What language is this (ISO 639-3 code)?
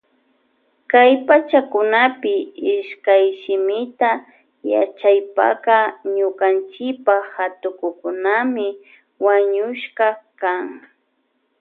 qvj